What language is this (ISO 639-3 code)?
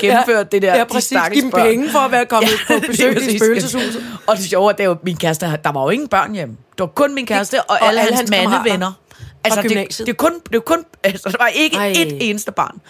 dan